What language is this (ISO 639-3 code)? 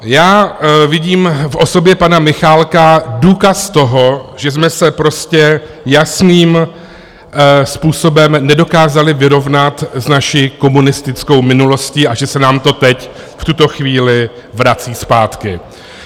ces